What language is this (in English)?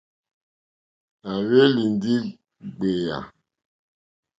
Mokpwe